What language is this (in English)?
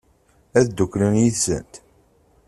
Kabyle